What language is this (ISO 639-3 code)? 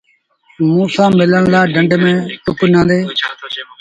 sbn